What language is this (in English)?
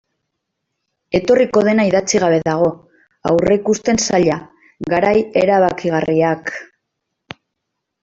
Basque